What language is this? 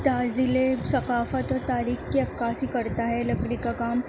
Urdu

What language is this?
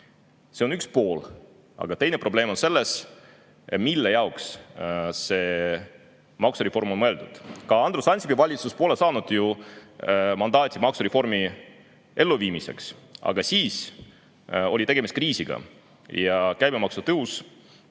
Estonian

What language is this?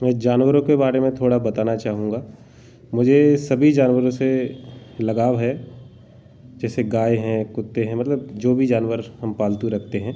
Hindi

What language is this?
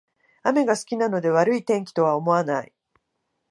Japanese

